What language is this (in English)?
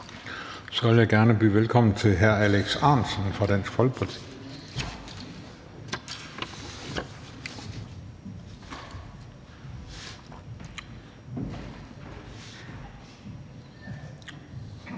Danish